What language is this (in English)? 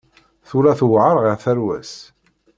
Kabyle